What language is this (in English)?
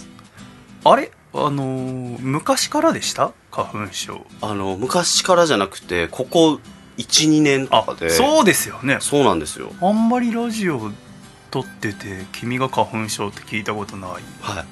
Japanese